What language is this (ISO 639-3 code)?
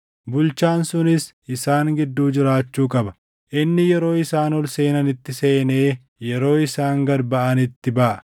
orm